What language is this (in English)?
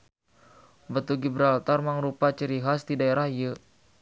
Sundanese